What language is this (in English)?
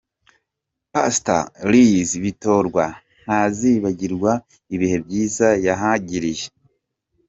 Kinyarwanda